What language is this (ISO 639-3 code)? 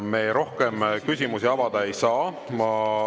est